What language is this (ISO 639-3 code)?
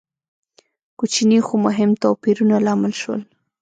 pus